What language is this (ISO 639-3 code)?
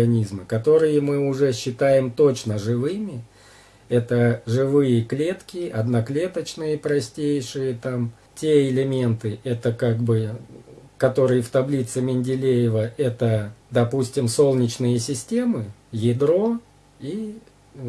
rus